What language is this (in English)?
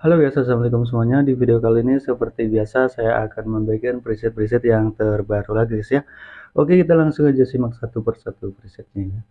Indonesian